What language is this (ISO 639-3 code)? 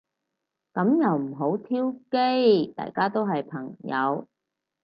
yue